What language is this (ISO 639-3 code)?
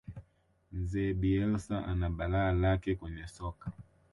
swa